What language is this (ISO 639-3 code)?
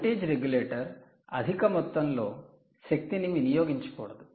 tel